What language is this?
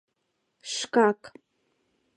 Mari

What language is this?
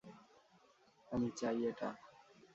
Bangla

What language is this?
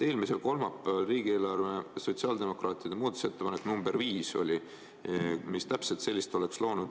Estonian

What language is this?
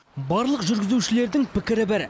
Kazakh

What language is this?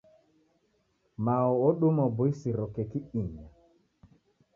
Taita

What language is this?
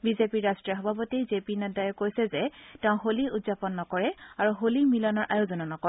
Assamese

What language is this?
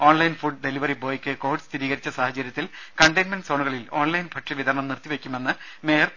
Malayalam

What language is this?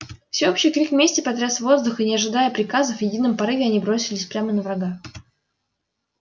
Russian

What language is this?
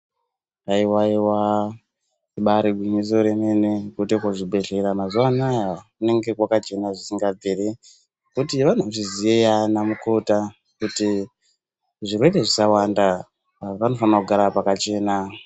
Ndau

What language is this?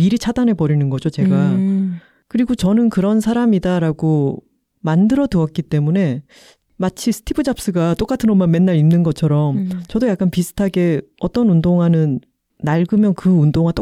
Korean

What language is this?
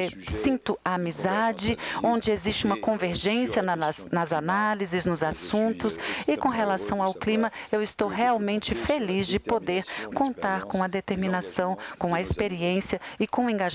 Portuguese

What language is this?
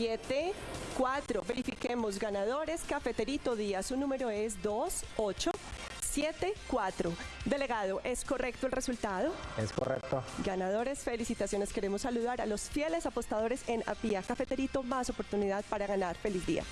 Spanish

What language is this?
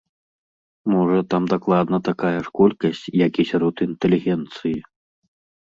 Belarusian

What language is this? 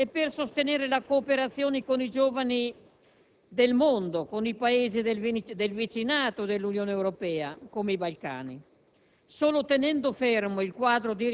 Italian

